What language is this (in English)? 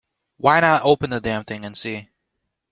English